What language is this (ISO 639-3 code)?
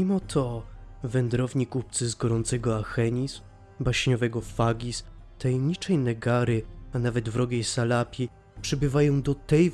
pol